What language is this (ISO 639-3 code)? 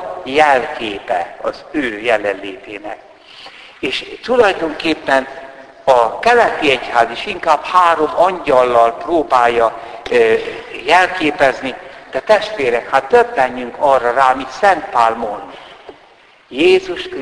hun